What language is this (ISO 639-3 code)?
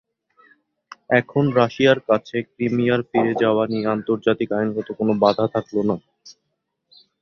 ben